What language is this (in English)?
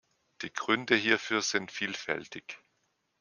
German